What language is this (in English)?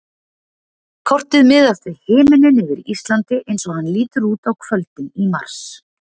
Icelandic